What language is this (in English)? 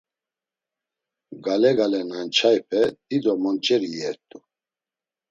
Laz